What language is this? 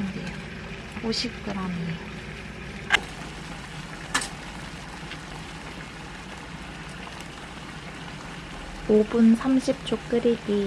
Korean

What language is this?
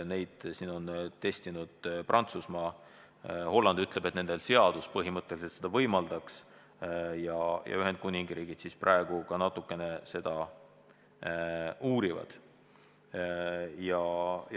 Estonian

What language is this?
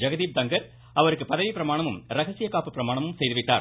Tamil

